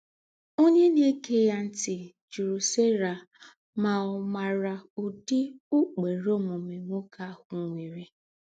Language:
Igbo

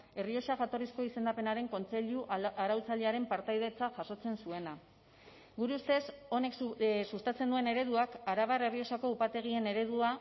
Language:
Basque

